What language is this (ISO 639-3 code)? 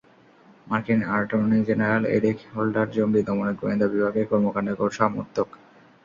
ben